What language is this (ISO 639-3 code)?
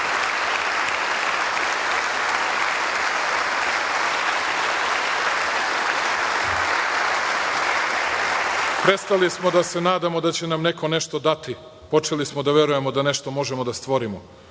srp